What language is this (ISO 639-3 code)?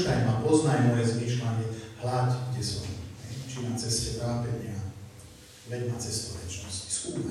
slk